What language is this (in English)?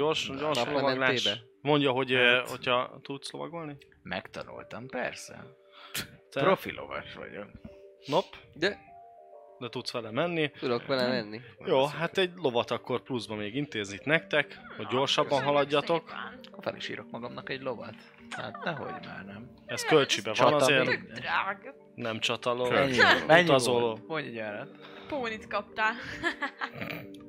Hungarian